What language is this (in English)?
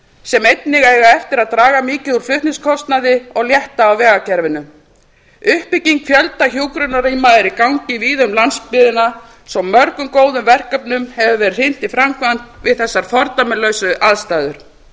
Icelandic